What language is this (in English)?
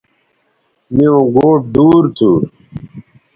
Bateri